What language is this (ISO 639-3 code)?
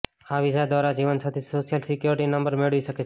guj